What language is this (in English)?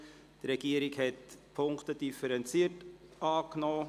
Swiss German